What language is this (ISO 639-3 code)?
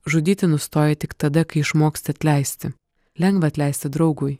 lit